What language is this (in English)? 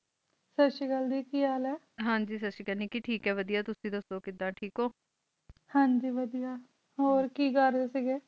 Punjabi